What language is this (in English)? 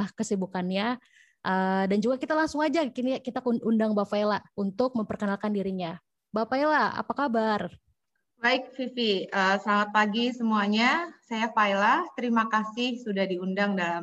Indonesian